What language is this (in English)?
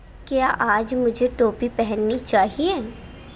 Urdu